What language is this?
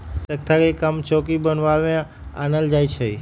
Magahi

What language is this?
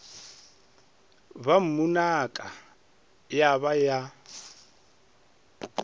Northern Sotho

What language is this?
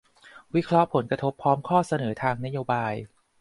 Thai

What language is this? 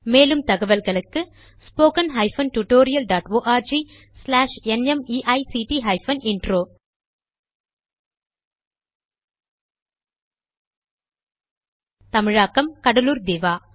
Tamil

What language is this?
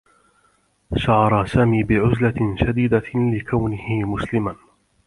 Arabic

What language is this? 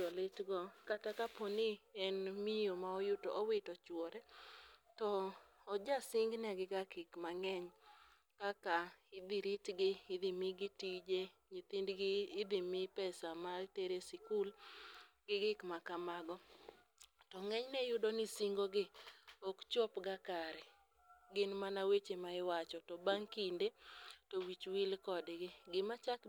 Luo (Kenya and Tanzania)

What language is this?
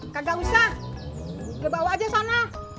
Indonesian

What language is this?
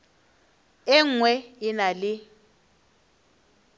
Northern Sotho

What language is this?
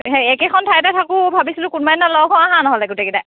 Assamese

